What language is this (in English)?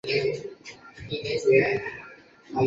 Chinese